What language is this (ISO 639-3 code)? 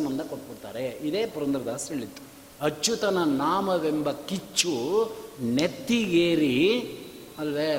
kan